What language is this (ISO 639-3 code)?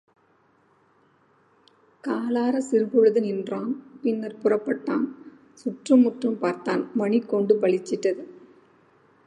tam